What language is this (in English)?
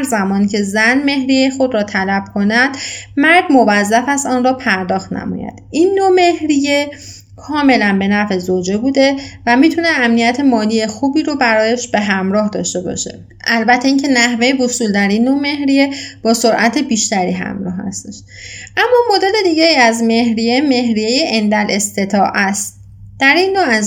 Persian